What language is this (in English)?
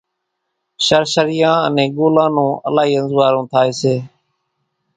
Kachi Koli